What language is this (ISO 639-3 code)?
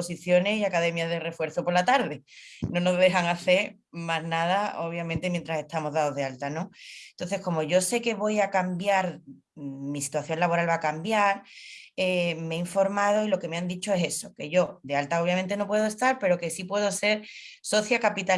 spa